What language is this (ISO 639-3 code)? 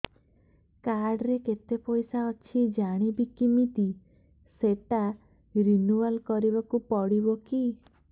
ori